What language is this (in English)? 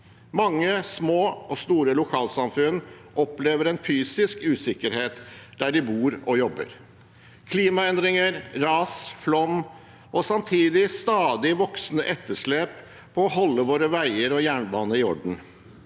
Norwegian